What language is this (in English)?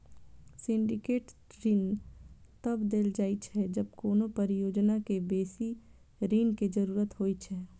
Maithili